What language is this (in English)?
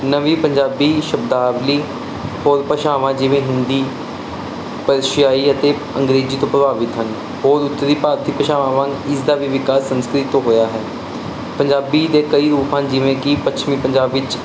Punjabi